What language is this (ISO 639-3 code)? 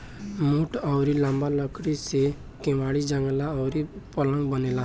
bho